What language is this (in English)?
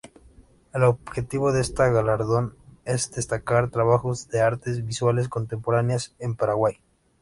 Spanish